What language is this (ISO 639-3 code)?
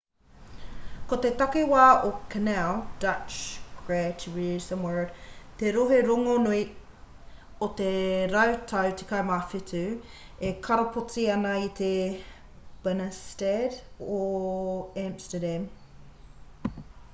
mri